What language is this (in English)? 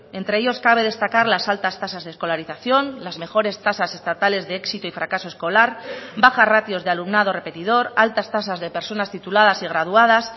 Spanish